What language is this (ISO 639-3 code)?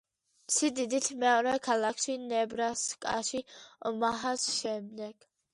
kat